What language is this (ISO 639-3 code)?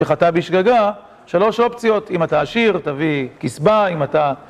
heb